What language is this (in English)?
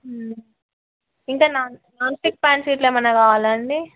Telugu